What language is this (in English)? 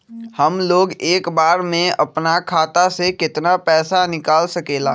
Magahi